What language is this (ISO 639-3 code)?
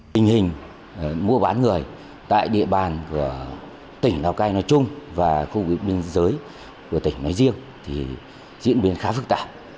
vie